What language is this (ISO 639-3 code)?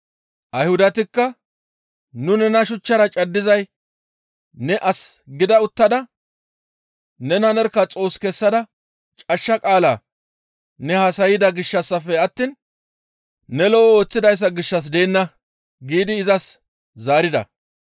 gmv